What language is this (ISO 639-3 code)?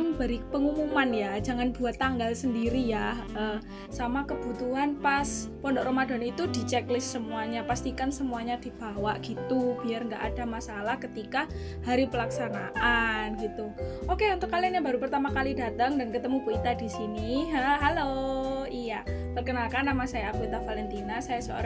ind